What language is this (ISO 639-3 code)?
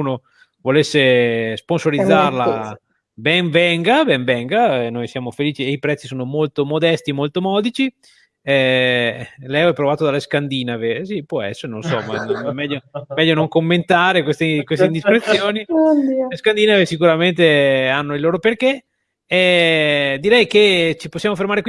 ita